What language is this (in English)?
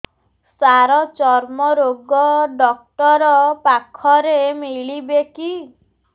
Odia